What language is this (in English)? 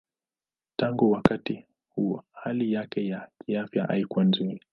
Swahili